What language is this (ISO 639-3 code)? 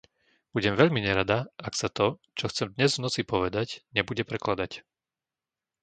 slk